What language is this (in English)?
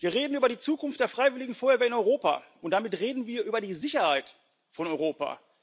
German